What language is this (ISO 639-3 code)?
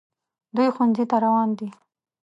pus